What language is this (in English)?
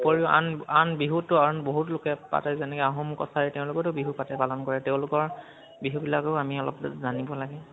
Assamese